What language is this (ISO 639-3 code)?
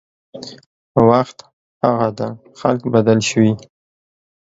pus